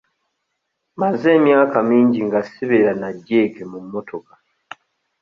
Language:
Ganda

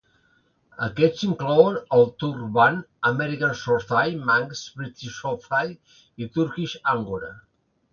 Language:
Catalan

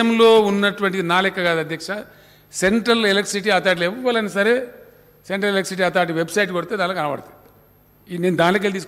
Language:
Hindi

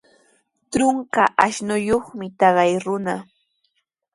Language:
Sihuas Ancash Quechua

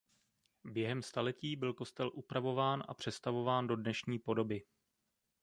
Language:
Czech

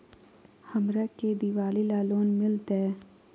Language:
Magahi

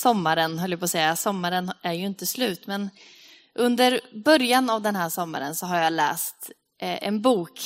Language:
Swedish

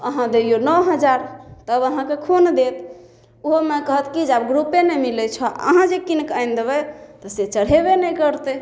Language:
Maithili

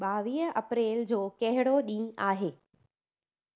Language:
Sindhi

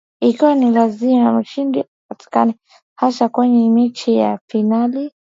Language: Swahili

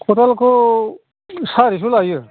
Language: Bodo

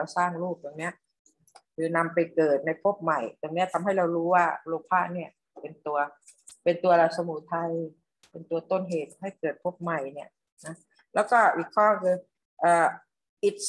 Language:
Thai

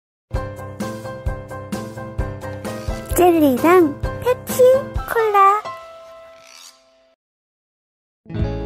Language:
Korean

